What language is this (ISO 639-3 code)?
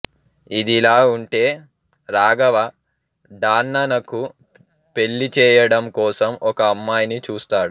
tel